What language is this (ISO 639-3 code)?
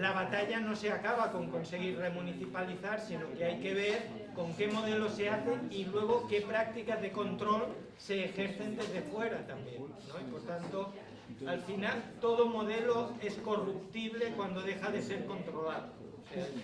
spa